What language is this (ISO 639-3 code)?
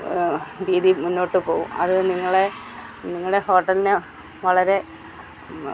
mal